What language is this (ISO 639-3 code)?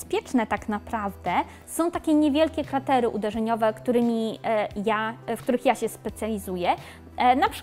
pol